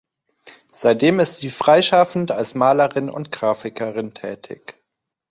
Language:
German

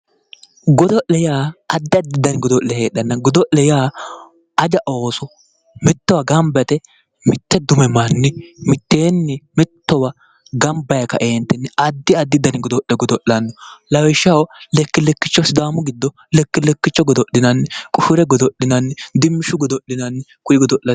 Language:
Sidamo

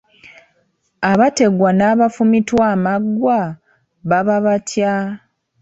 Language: Ganda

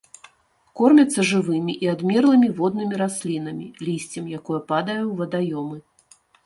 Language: Belarusian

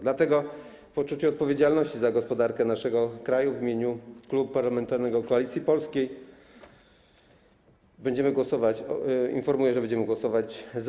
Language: Polish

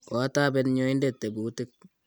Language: Kalenjin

